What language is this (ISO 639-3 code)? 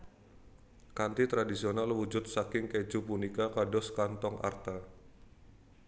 jav